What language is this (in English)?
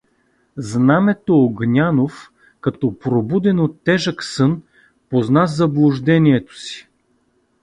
Bulgarian